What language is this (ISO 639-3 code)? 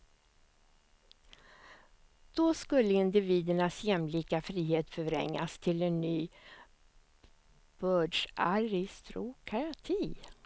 swe